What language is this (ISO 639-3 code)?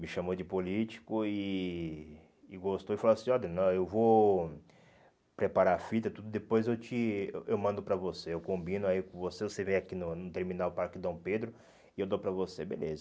por